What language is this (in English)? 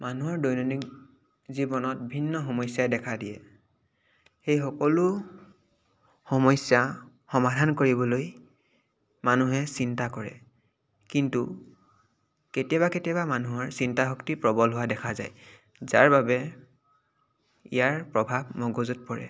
Assamese